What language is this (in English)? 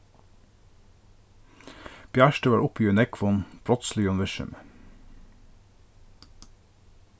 Faroese